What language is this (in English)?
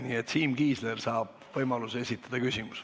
Estonian